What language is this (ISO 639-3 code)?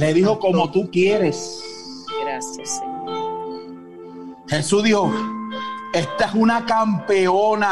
spa